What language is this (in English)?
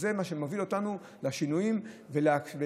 Hebrew